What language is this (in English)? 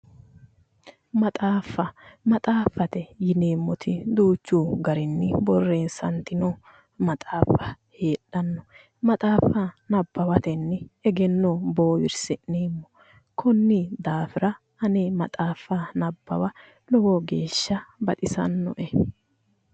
Sidamo